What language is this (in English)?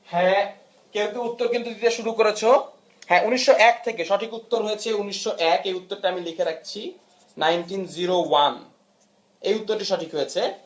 Bangla